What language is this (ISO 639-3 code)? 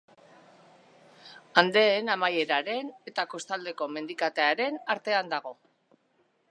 eus